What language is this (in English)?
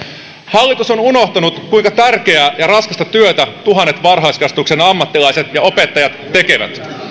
Finnish